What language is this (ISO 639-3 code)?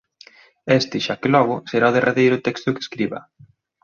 glg